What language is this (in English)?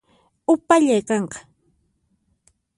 Puno Quechua